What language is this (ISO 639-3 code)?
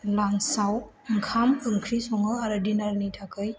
brx